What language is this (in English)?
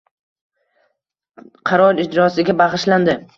Uzbek